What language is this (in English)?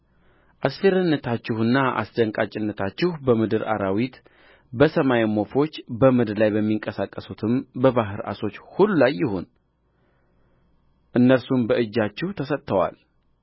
Amharic